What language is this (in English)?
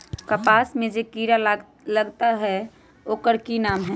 Magahi